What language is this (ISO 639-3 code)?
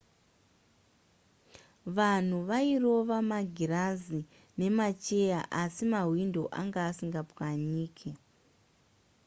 sna